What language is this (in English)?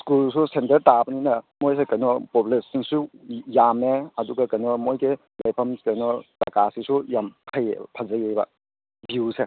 Manipuri